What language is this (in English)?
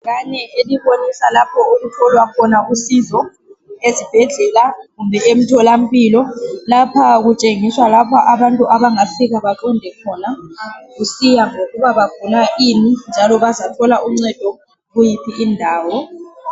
North Ndebele